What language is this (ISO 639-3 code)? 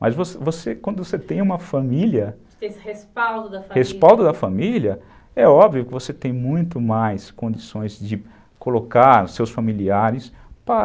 por